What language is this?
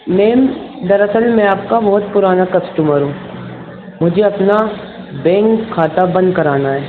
Urdu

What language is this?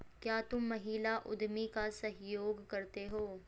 Hindi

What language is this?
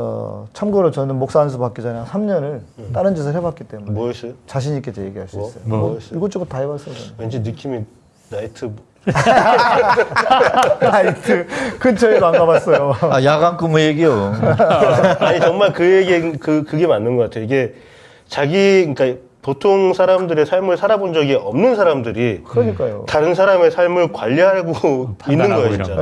Korean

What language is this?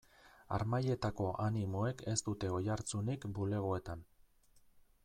Basque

